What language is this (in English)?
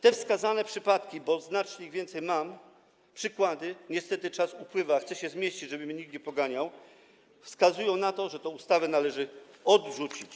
Polish